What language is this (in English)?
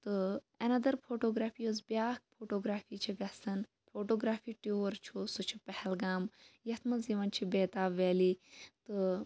Kashmiri